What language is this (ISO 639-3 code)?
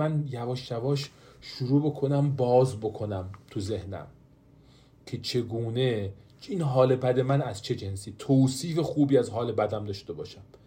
fas